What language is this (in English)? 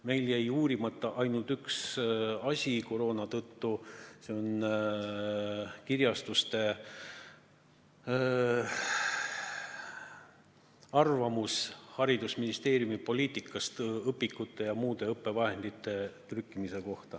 Estonian